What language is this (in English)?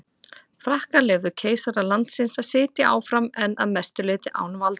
Icelandic